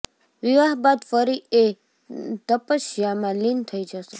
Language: Gujarati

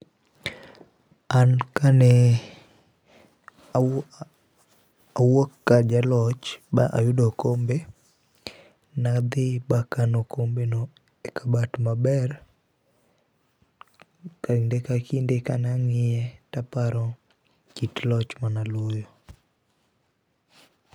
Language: Luo (Kenya and Tanzania)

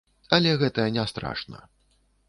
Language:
Belarusian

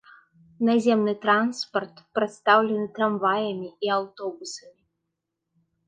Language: Belarusian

